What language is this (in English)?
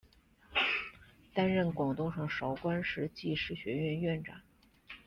Chinese